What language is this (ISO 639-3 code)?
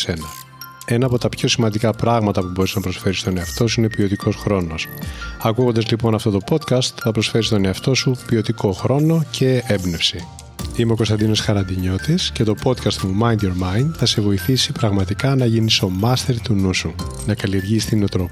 ell